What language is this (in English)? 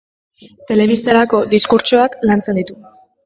Basque